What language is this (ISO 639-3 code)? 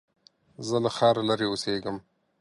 pus